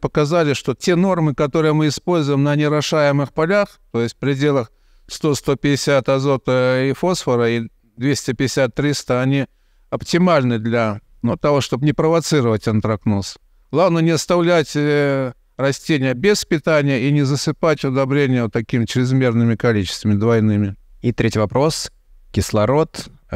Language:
Russian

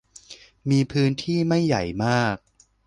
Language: Thai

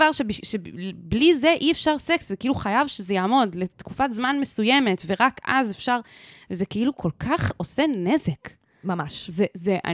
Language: Hebrew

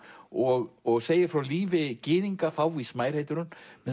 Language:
Icelandic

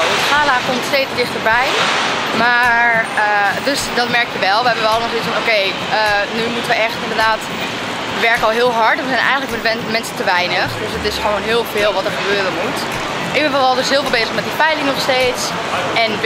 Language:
Dutch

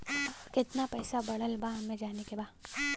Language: Bhojpuri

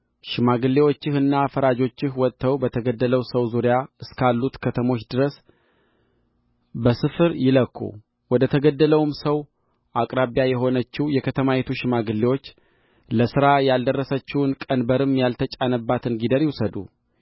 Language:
Amharic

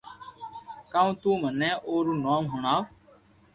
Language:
Loarki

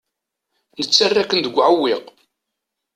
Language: Kabyle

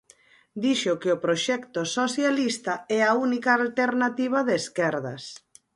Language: Galician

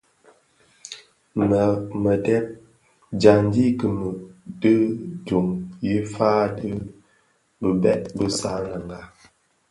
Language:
Bafia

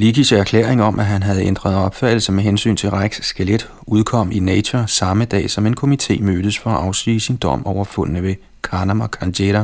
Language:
Danish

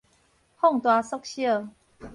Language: Min Nan Chinese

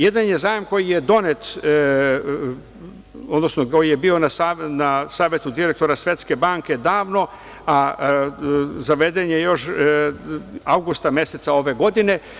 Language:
Serbian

